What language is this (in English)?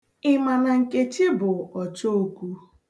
Igbo